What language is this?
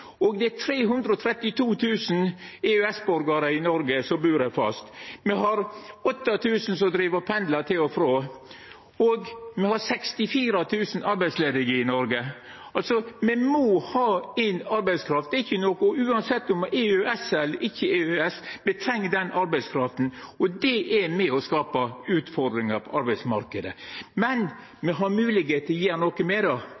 Norwegian Nynorsk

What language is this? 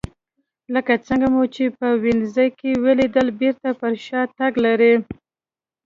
Pashto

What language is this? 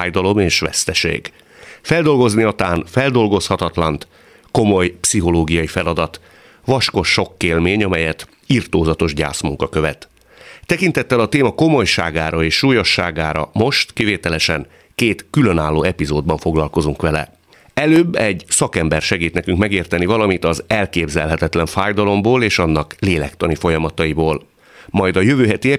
Hungarian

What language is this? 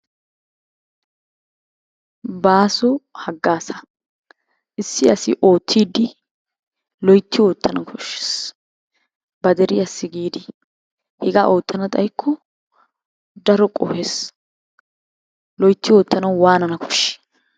Wolaytta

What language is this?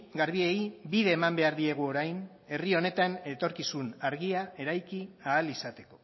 Basque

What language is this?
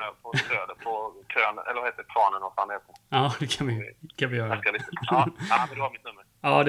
Swedish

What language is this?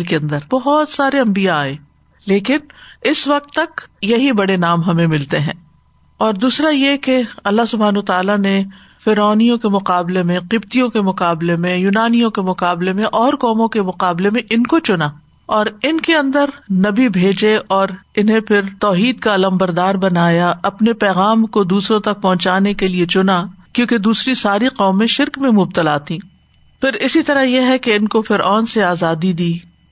Urdu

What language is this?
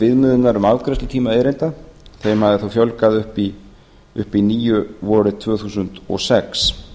Icelandic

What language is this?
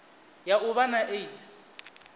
Venda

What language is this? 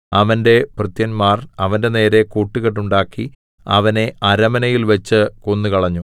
Malayalam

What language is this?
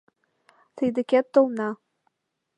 Mari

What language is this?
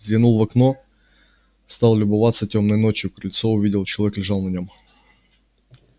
Russian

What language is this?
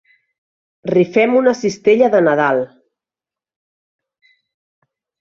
Catalan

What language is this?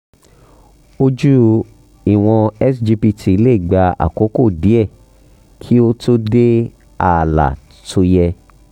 Yoruba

